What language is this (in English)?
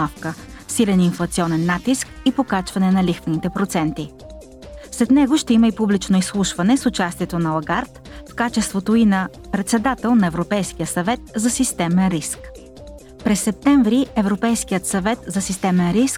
Bulgarian